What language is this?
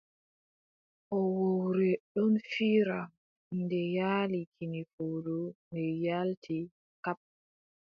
Adamawa Fulfulde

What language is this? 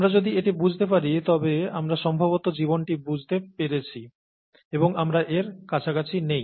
Bangla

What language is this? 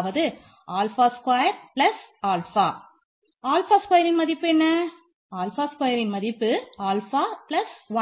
Tamil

